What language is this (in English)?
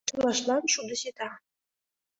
Mari